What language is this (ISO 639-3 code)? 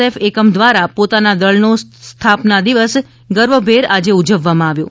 guj